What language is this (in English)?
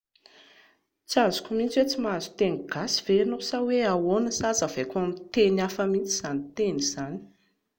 Malagasy